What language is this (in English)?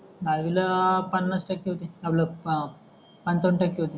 Marathi